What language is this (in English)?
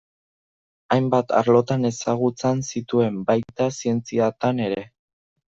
Basque